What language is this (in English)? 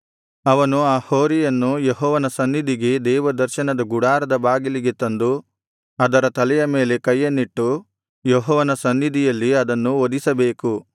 Kannada